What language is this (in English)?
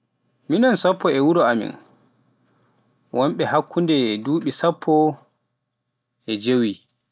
Pular